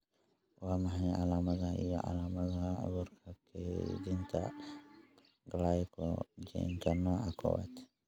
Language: Somali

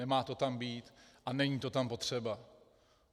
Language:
Czech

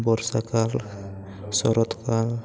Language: Santali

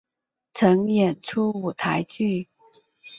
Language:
Chinese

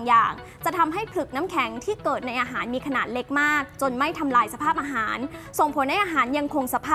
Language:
Thai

